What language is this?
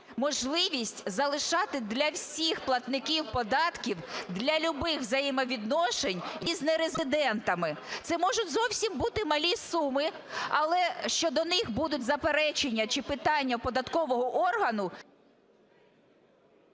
Ukrainian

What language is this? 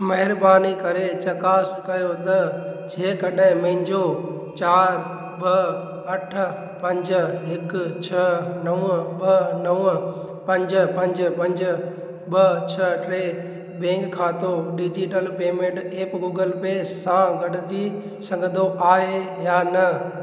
Sindhi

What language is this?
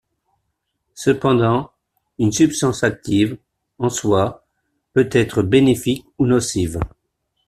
French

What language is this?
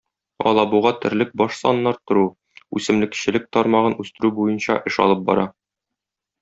Tatar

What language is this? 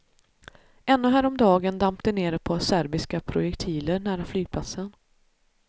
Swedish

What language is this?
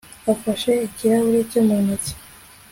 Kinyarwanda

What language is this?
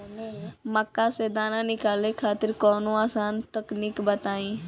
Bhojpuri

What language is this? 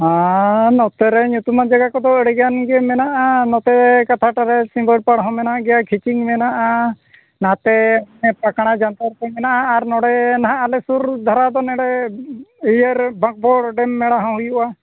Santali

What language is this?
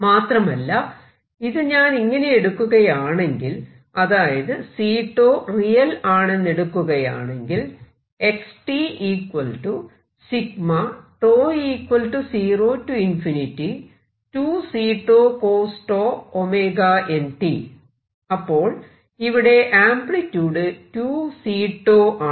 Malayalam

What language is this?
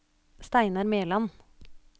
Norwegian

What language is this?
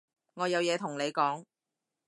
Cantonese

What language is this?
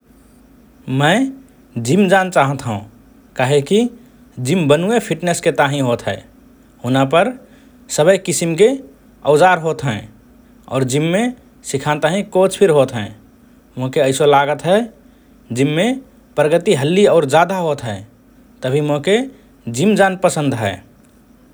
Rana Tharu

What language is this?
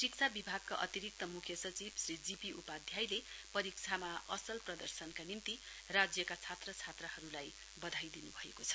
Nepali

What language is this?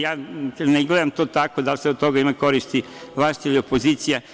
Serbian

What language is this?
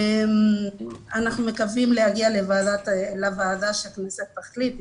Hebrew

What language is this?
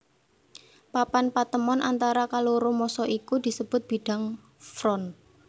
Javanese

